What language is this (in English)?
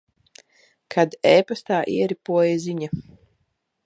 Latvian